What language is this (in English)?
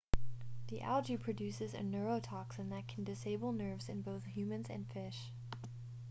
English